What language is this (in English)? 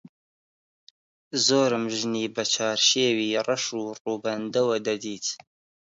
Central Kurdish